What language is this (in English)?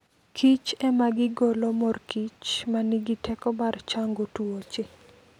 Luo (Kenya and Tanzania)